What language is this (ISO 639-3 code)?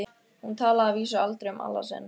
isl